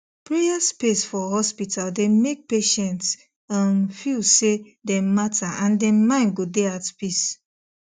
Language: Nigerian Pidgin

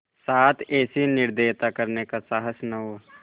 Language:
Hindi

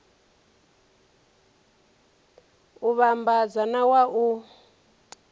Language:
Venda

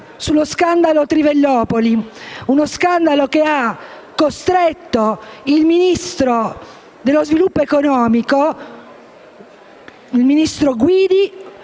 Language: Italian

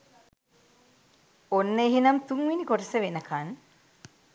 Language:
Sinhala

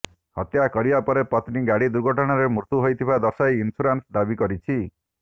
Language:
Odia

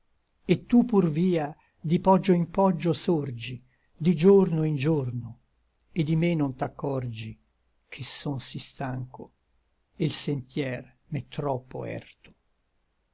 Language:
Italian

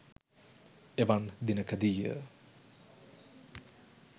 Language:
Sinhala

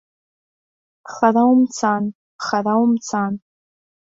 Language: Abkhazian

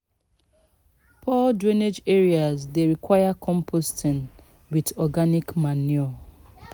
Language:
Nigerian Pidgin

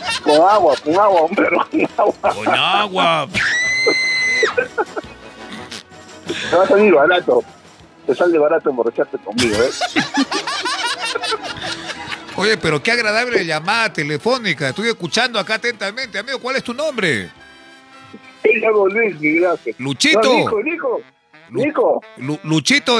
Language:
Spanish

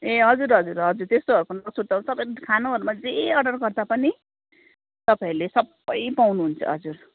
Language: Nepali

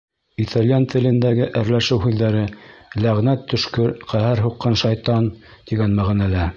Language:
Bashkir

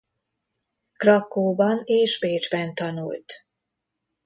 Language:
Hungarian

